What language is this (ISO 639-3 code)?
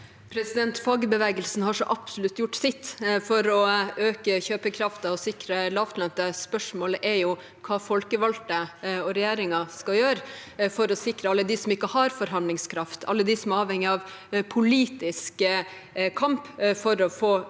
nor